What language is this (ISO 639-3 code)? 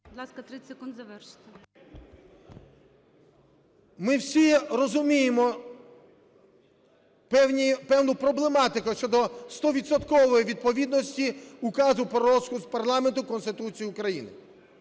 ukr